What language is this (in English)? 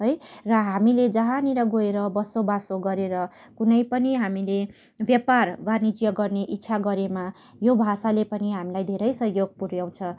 Nepali